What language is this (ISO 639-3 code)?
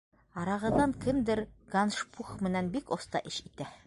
bak